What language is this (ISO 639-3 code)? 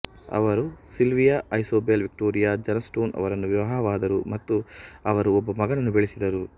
kan